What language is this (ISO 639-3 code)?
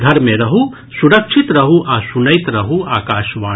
mai